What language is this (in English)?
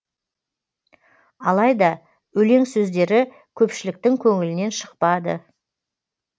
Kazakh